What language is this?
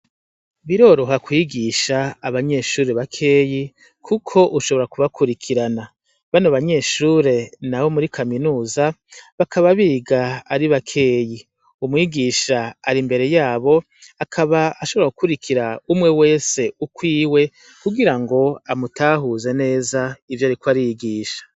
Rundi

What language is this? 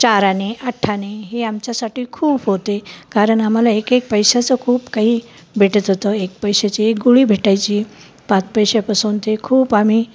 Marathi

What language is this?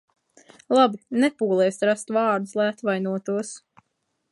Latvian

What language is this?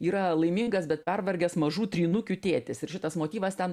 Lithuanian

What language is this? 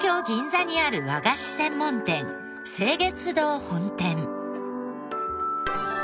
Japanese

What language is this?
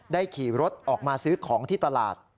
Thai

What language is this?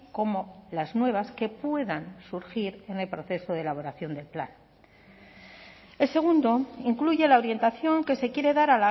Spanish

